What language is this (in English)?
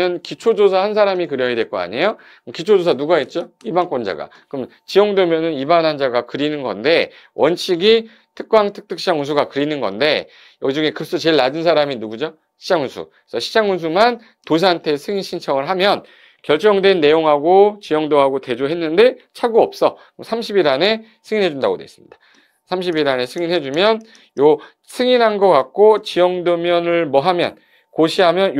Korean